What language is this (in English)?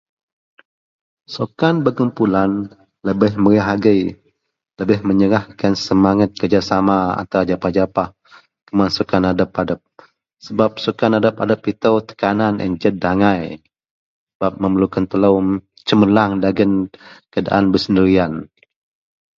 Central Melanau